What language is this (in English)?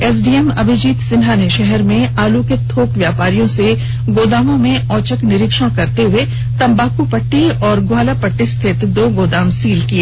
Hindi